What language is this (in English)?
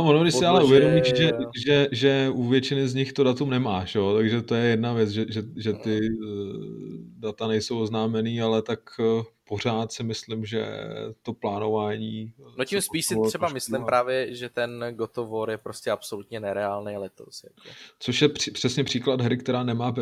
Czech